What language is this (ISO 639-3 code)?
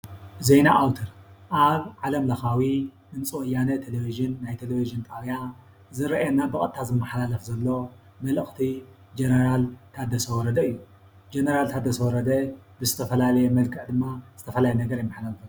tir